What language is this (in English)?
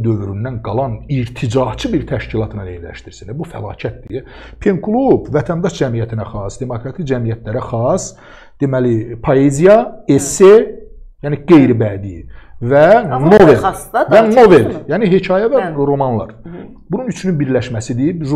Turkish